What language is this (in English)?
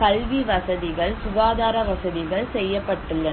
Tamil